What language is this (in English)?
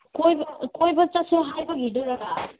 Manipuri